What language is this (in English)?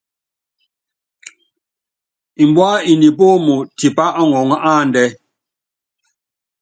Yangben